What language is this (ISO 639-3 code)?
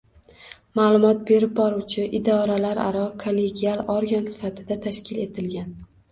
uzb